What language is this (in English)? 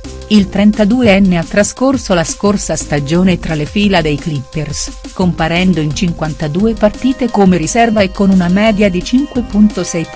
Italian